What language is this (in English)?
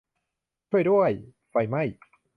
Thai